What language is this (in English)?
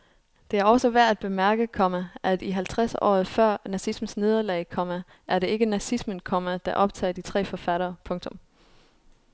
Danish